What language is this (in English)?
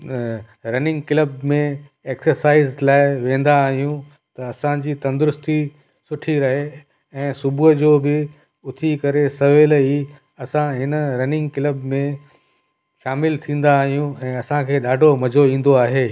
Sindhi